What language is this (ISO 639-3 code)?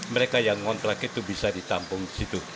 ind